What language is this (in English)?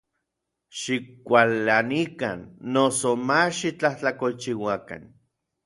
Orizaba Nahuatl